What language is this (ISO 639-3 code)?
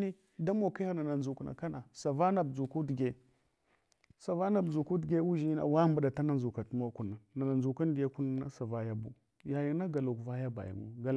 hwo